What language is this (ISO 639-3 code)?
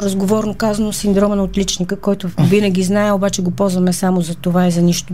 bul